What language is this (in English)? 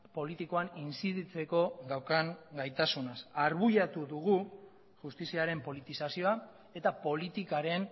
Basque